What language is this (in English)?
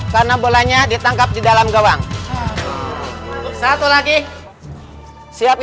Indonesian